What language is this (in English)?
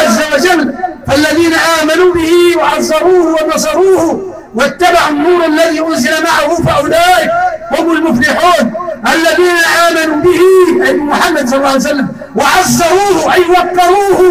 Arabic